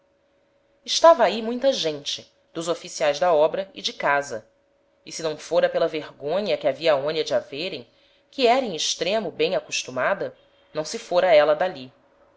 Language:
Portuguese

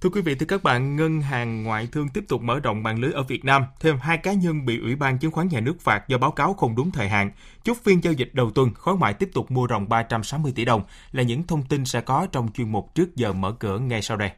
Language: Vietnamese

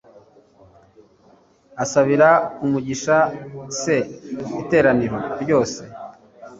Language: Kinyarwanda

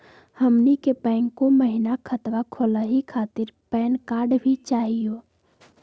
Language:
Magahi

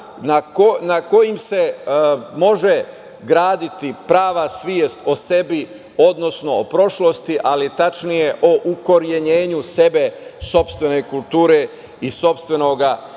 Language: Serbian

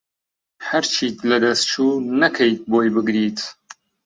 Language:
Central Kurdish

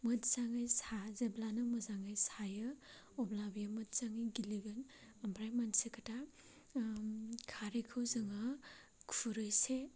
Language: Bodo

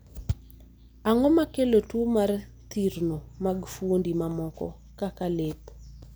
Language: Luo (Kenya and Tanzania)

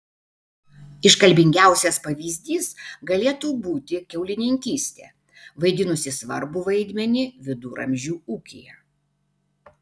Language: Lithuanian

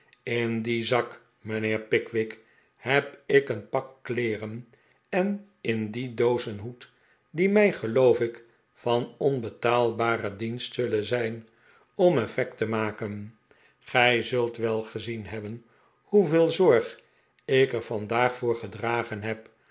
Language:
Dutch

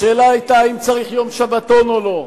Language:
Hebrew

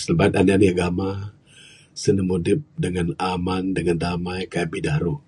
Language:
Bukar-Sadung Bidayuh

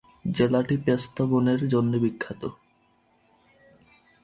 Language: Bangla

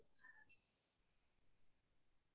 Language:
Assamese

